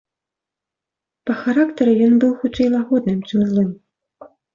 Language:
Belarusian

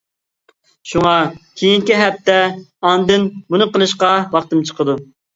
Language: Uyghur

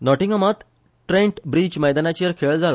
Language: Konkani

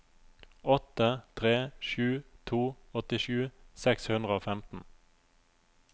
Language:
Norwegian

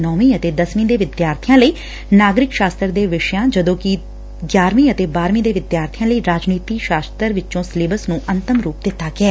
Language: Punjabi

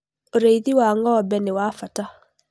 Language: Kikuyu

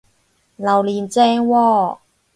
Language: Cantonese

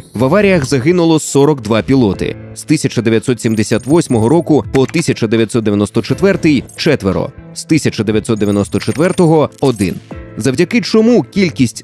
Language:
Ukrainian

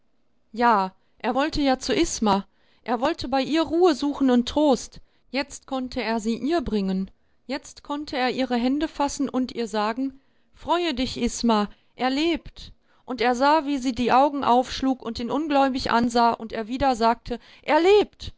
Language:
German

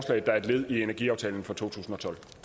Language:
Danish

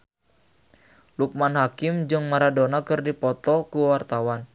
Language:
Sundanese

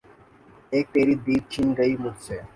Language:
Urdu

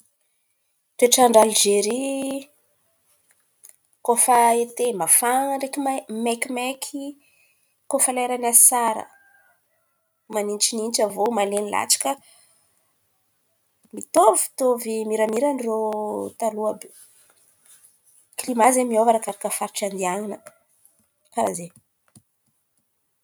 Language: Antankarana Malagasy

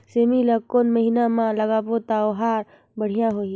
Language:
Chhattisgarhi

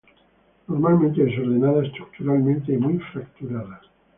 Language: Spanish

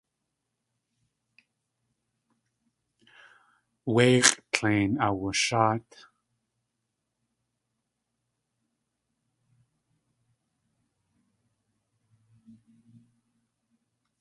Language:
Tlingit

